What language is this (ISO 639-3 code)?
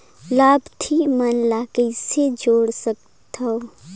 hne